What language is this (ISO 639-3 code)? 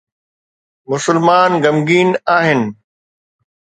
snd